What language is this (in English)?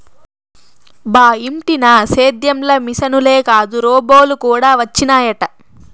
Telugu